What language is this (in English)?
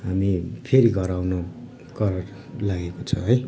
Nepali